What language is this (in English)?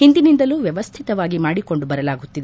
Kannada